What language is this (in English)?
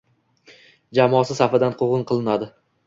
Uzbek